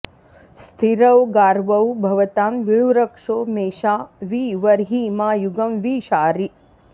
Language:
Sanskrit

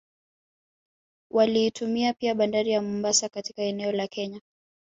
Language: Swahili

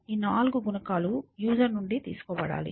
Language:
Telugu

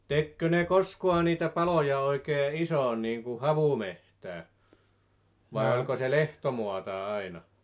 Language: Finnish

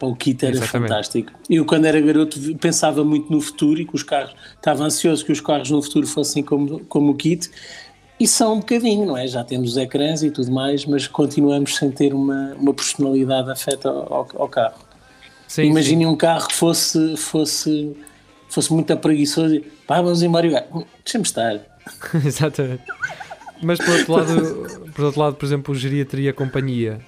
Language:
Portuguese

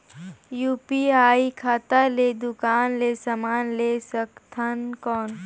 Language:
Chhattisgarhi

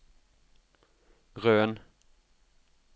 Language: Norwegian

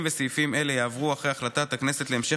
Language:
Hebrew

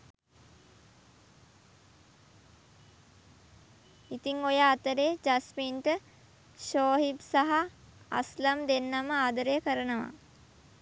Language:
Sinhala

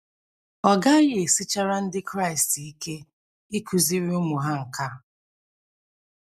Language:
Igbo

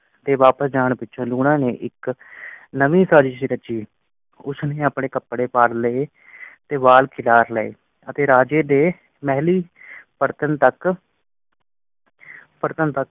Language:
Punjabi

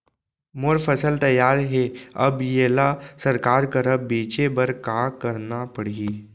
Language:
Chhattisgarhi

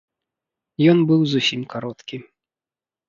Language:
Belarusian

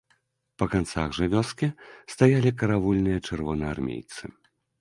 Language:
Belarusian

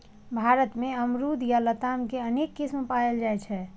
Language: Maithili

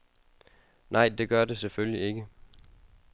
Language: Danish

